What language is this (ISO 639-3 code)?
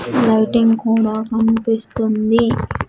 tel